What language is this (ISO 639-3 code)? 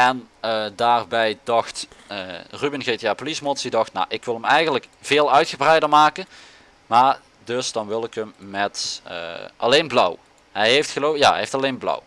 nld